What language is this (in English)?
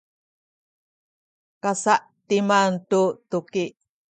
Sakizaya